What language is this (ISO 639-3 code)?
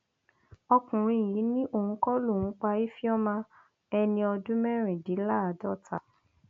yor